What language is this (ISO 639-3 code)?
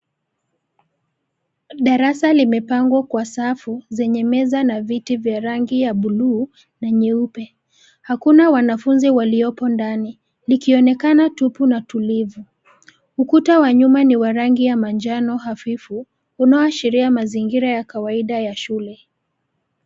swa